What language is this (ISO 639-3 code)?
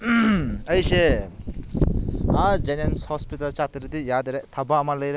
mni